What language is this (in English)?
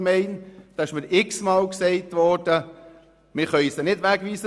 Swiss German